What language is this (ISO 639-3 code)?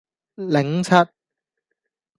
yue